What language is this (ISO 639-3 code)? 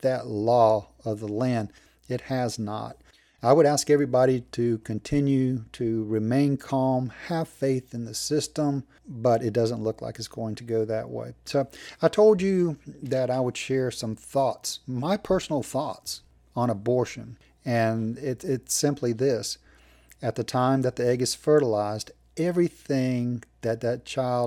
eng